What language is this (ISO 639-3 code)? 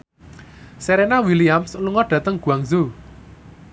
jav